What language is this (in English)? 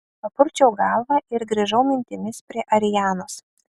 Lithuanian